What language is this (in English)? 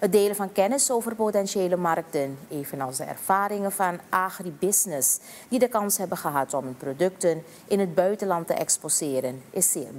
Dutch